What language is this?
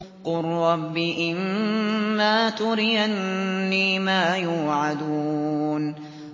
Arabic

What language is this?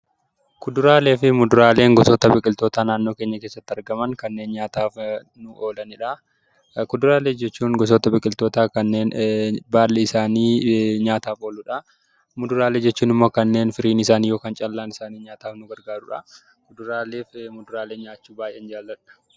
Oromo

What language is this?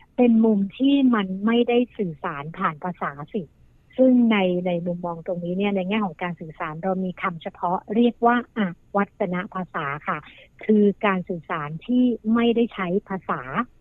Thai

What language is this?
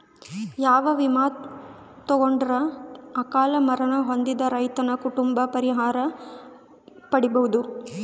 Kannada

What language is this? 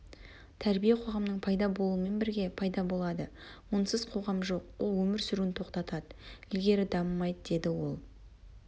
Kazakh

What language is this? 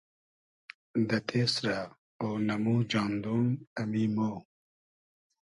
Hazaragi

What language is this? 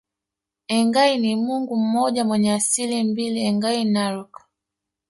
Swahili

